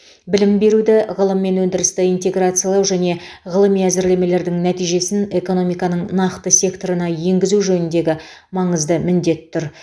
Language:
Kazakh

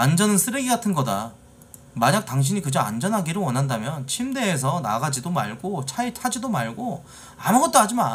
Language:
Korean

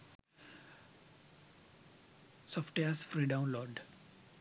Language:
Sinhala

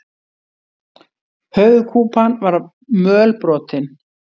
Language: Icelandic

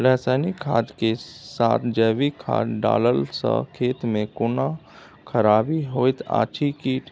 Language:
Maithili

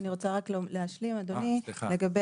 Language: Hebrew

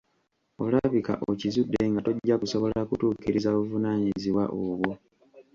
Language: Ganda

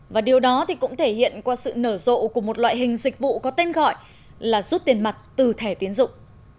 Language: Vietnamese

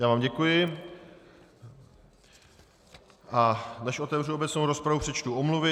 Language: Czech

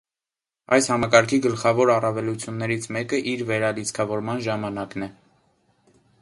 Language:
Armenian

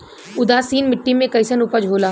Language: Bhojpuri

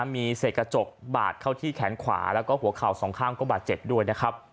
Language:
Thai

